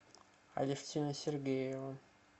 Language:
Russian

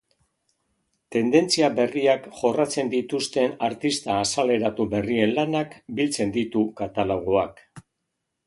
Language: Basque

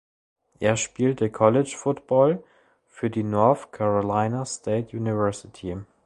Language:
German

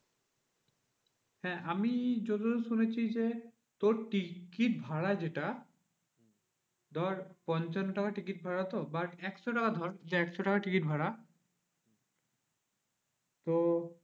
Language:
Bangla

